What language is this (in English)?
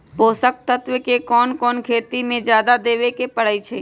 Magahi